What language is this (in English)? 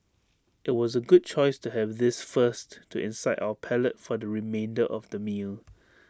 English